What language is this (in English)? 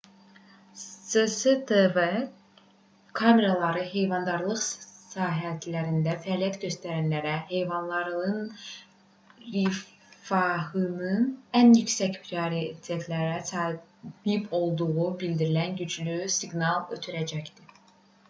Azerbaijani